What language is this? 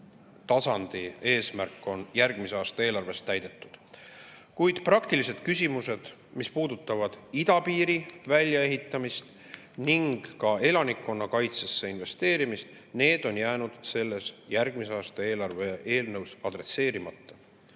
Estonian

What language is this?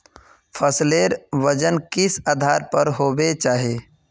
Magahi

